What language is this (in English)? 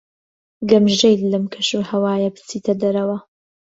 Central Kurdish